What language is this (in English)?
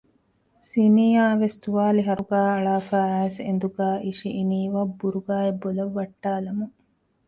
Divehi